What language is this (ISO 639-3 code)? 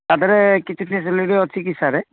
ori